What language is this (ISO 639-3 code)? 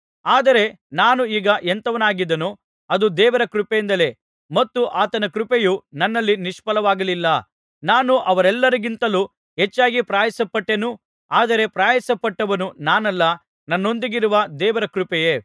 kan